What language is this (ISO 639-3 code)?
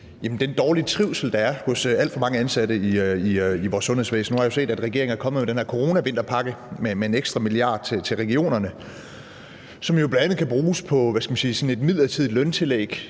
dan